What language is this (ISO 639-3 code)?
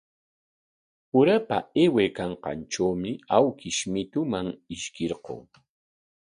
qwa